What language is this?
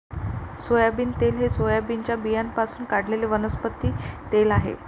Marathi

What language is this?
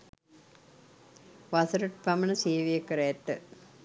Sinhala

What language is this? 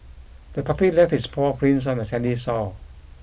English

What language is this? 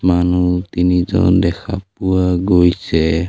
Assamese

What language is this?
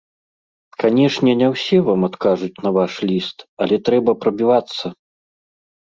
Belarusian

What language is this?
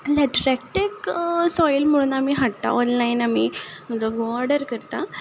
Konkani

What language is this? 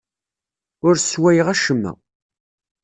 Kabyle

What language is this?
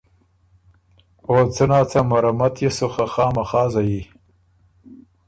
Ormuri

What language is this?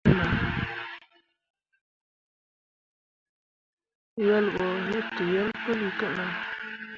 Mundang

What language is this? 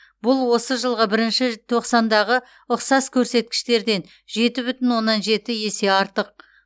Kazakh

